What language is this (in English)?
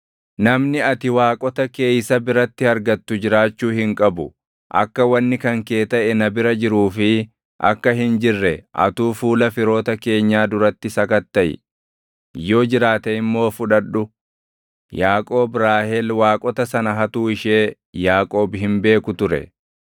Oromo